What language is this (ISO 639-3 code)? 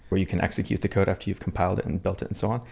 eng